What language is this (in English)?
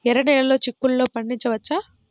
Telugu